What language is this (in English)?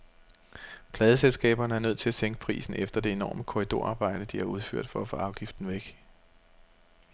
Danish